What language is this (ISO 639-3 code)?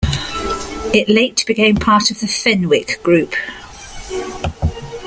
eng